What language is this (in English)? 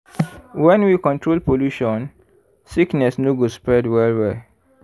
Nigerian Pidgin